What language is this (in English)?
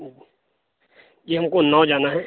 Urdu